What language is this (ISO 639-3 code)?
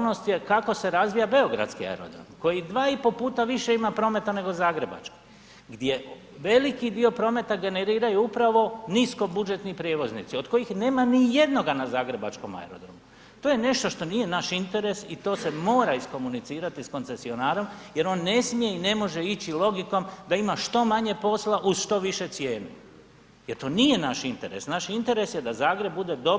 hrv